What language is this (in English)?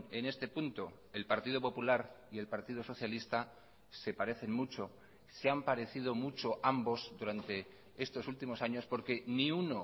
Spanish